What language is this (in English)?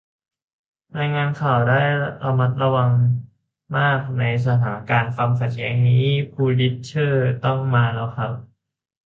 Thai